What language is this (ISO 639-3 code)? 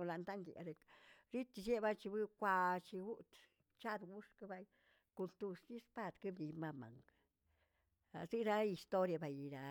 zts